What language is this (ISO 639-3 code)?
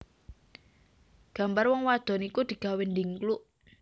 jav